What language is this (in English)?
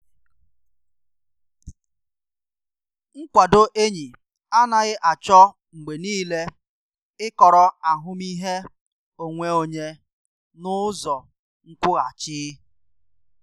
Igbo